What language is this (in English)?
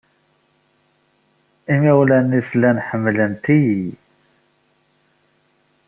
Kabyle